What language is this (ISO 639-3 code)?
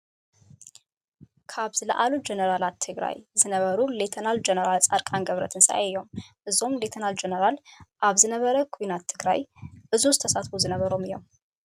tir